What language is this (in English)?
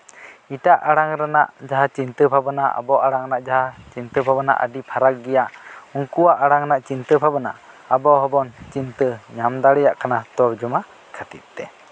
Santali